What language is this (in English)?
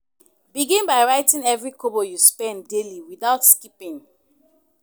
Nigerian Pidgin